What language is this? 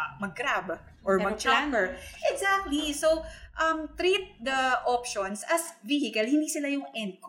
Filipino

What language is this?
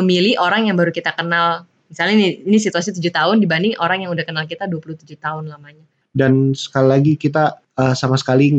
Indonesian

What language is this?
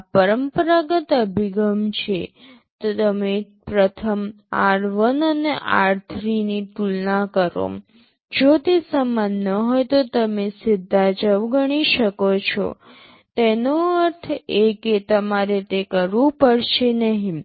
Gujarati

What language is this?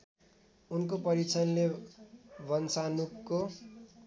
Nepali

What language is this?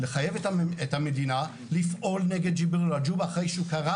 Hebrew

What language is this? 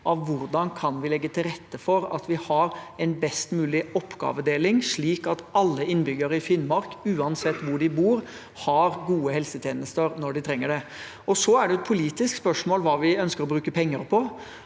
Norwegian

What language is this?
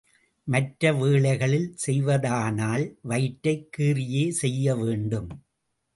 Tamil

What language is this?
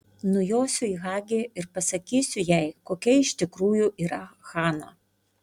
Lithuanian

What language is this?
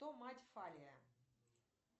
Russian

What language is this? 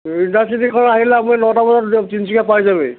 Assamese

